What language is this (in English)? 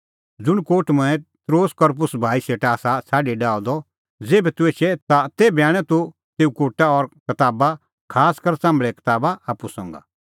Kullu Pahari